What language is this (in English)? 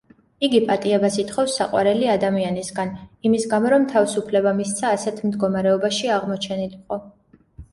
Georgian